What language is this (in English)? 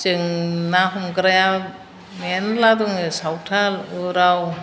Bodo